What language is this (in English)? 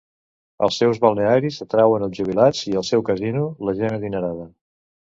Catalan